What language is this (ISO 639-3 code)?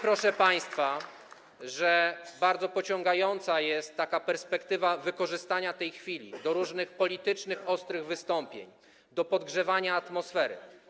pol